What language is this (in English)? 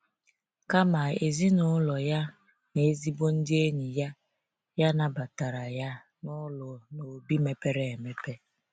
Igbo